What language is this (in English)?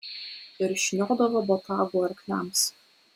Lithuanian